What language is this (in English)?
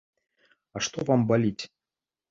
Belarusian